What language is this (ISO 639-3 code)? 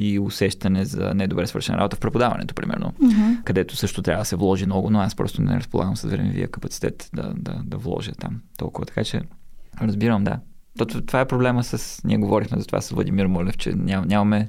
bul